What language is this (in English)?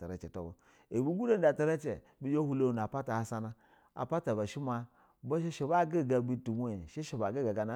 Basa (Nigeria)